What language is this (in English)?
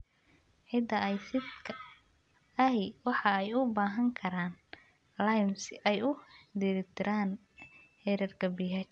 Somali